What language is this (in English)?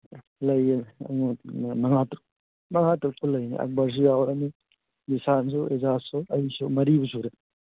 Manipuri